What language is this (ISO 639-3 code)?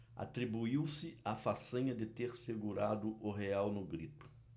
por